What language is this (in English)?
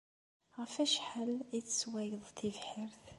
Kabyle